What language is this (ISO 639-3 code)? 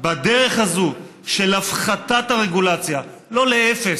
heb